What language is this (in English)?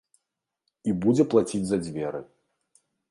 Belarusian